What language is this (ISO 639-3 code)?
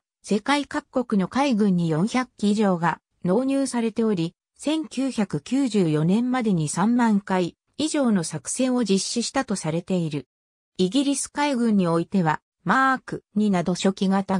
jpn